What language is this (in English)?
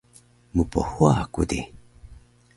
Taroko